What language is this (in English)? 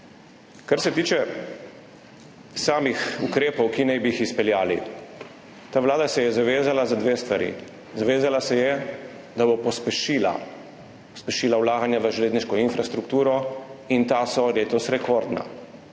Slovenian